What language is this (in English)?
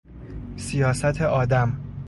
Persian